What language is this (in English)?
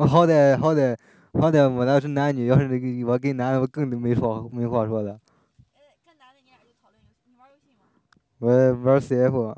Chinese